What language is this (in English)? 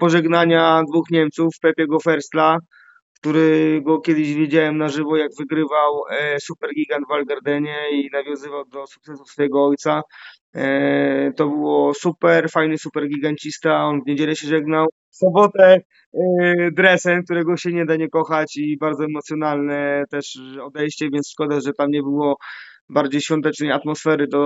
Polish